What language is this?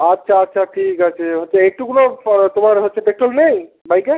Bangla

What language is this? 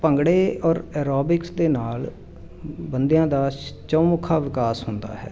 Punjabi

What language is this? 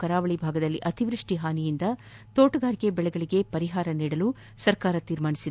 Kannada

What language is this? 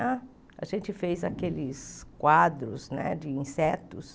Portuguese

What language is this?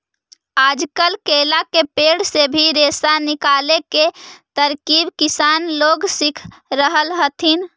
Magahi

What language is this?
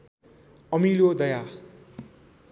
Nepali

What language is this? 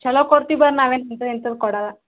Kannada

